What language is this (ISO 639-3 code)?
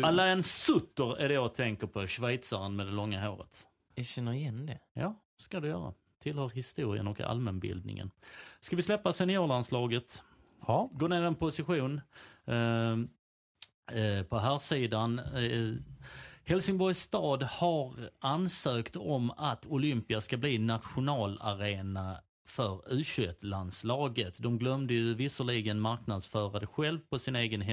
swe